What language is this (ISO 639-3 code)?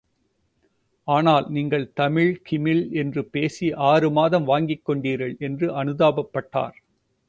tam